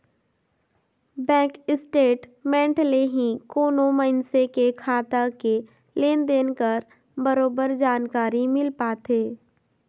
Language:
Chhattisgarhi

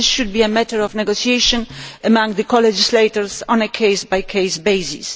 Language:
English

